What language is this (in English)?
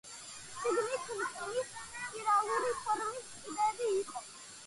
Georgian